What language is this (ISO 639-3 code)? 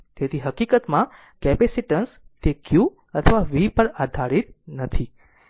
guj